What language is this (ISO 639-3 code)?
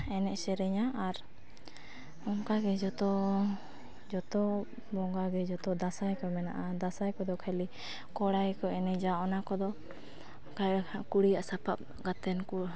sat